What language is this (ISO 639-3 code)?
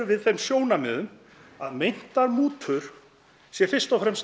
isl